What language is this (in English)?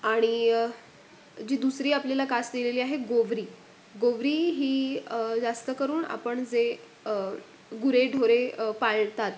Marathi